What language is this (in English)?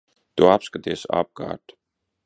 Latvian